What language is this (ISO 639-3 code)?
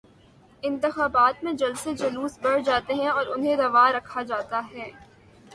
urd